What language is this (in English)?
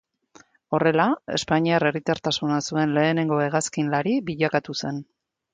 Basque